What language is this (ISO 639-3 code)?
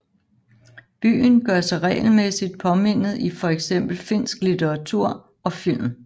dan